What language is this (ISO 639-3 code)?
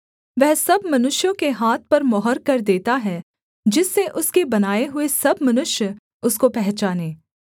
hin